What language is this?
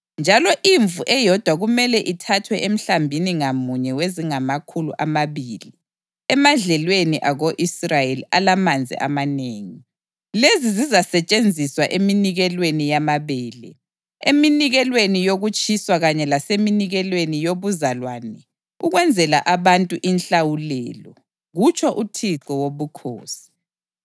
North Ndebele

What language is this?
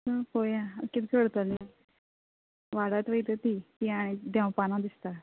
Konkani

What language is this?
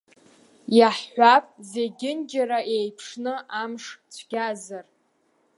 Abkhazian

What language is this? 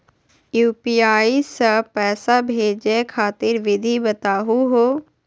Magahi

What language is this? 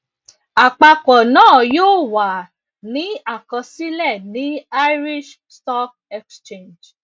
Yoruba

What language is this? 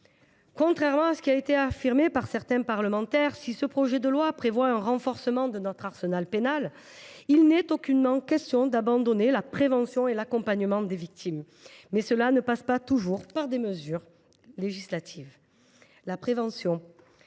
French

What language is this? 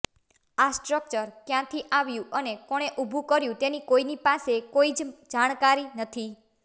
Gujarati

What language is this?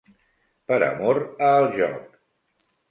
Catalan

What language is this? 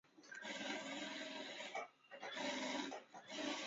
Chinese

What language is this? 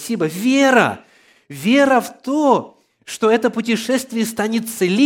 Russian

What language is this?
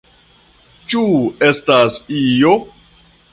Esperanto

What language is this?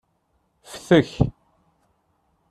Kabyle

